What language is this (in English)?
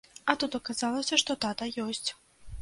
Belarusian